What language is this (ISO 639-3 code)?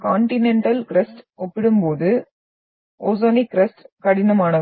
tam